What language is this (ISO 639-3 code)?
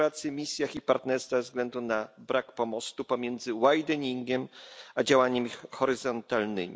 pol